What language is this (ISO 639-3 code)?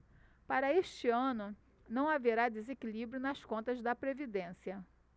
por